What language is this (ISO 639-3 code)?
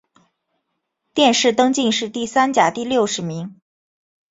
zho